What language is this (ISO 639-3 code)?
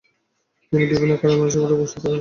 ben